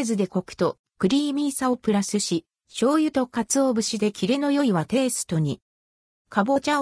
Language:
Japanese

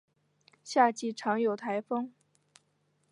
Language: Chinese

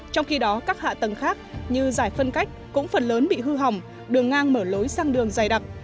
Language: Vietnamese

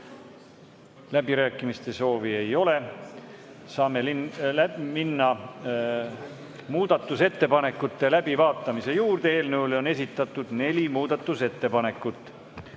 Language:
Estonian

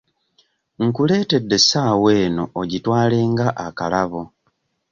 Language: Ganda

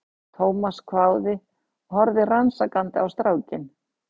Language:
Icelandic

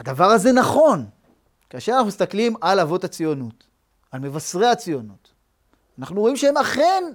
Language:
Hebrew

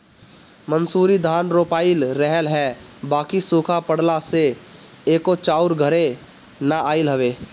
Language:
Bhojpuri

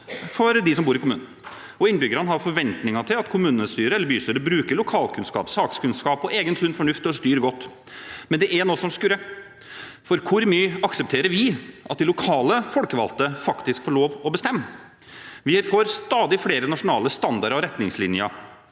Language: Norwegian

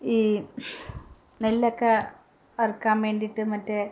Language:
Malayalam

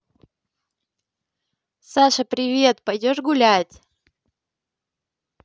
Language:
Russian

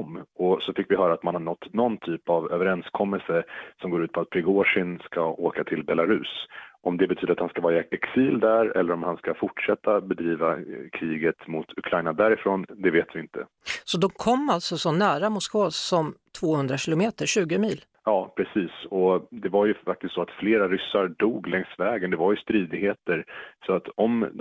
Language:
Swedish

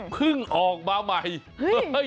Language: Thai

